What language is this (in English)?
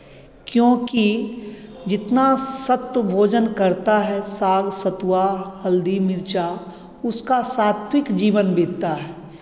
Hindi